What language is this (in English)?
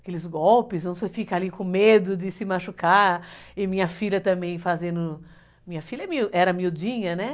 Portuguese